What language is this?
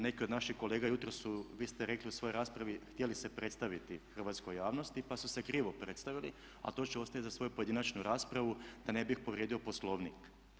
Croatian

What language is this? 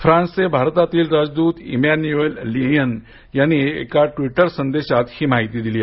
Marathi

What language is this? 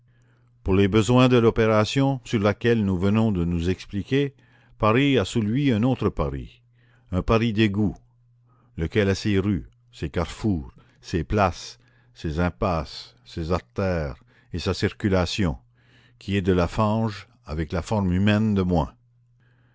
French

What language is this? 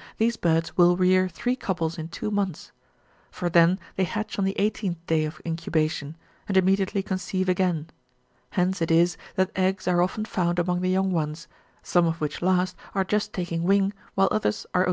English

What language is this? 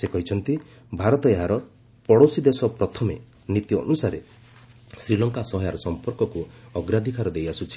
Odia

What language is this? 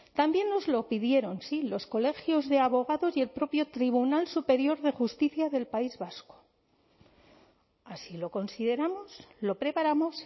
Spanish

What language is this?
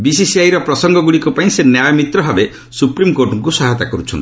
Odia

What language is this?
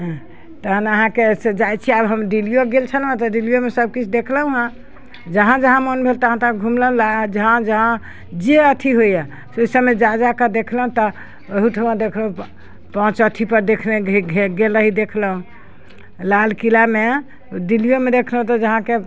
Maithili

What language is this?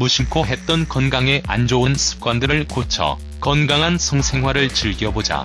Korean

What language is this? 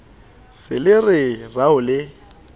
Southern Sotho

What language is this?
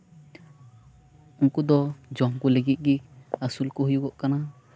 Santali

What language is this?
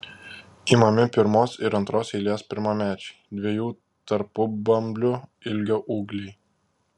Lithuanian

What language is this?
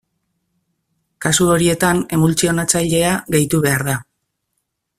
Basque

